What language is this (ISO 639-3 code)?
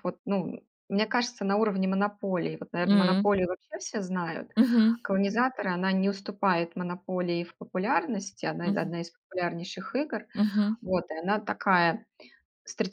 rus